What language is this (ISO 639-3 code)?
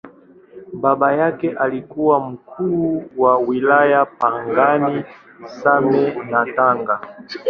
swa